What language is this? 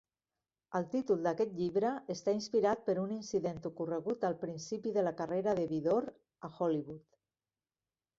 Catalan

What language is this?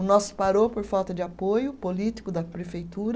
Portuguese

